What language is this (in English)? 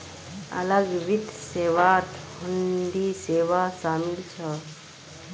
Magahi